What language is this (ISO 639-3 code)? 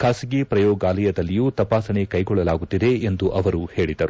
kan